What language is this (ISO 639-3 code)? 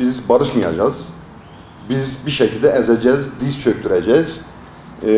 tur